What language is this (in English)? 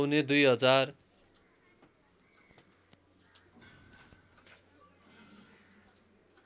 Nepali